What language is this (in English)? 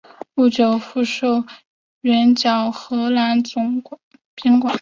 Chinese